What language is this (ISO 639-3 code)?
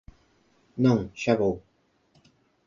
glg